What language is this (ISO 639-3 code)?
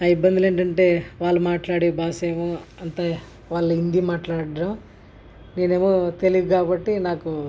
tel